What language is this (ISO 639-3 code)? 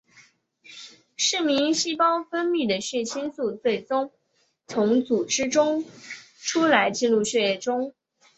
zho